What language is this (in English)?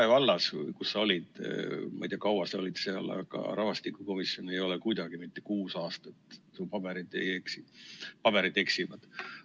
Estonian